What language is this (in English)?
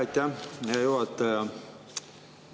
Estonian